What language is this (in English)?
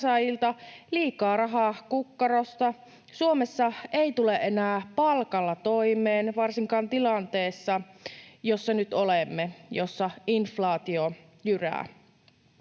Finnish